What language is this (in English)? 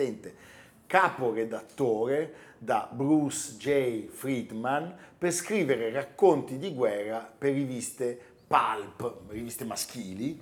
Italian